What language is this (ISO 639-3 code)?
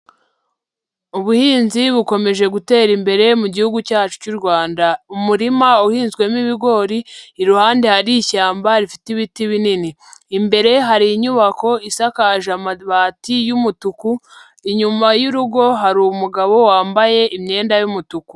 kin